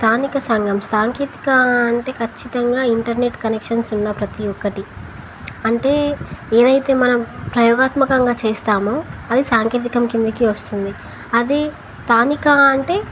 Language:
Telugu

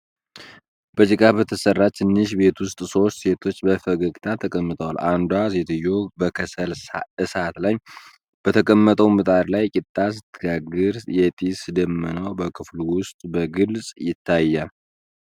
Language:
Amharic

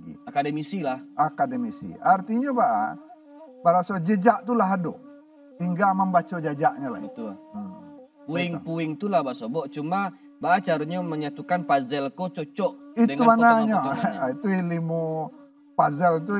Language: Indonesian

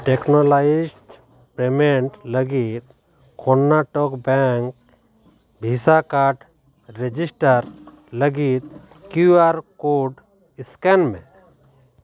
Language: Santali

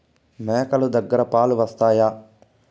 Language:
Telugu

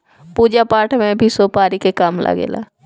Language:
Bhojpuri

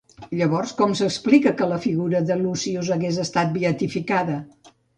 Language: Catalan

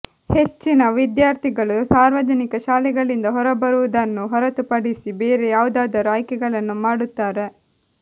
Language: Kannada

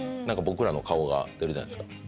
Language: Japanese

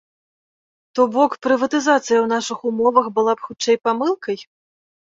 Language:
Belarusian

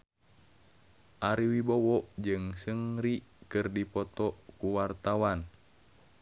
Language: Sundanese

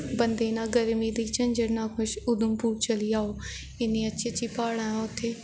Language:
Dogri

